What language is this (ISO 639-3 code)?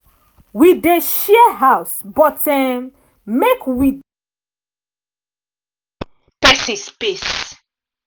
pcm